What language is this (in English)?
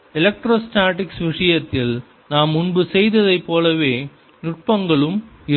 Tamil